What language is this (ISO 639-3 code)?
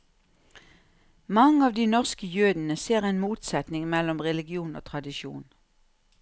nor